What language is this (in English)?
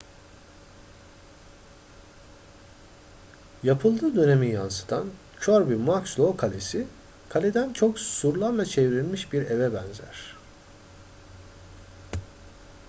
Turkish